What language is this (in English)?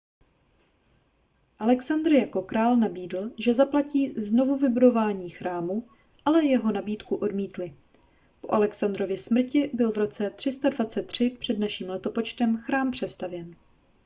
Czech